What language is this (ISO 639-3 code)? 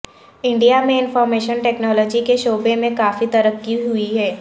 urd